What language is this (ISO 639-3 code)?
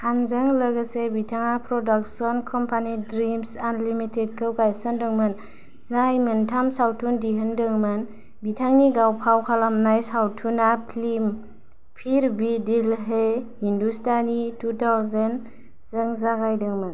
brx